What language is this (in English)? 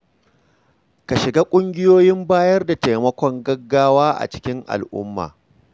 Hausa